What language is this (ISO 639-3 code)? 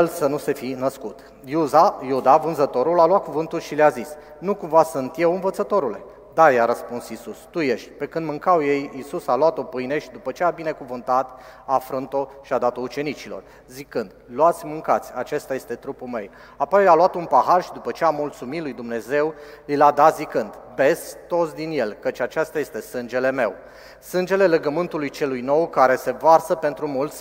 ron